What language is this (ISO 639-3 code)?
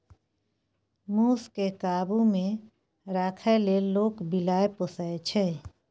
mai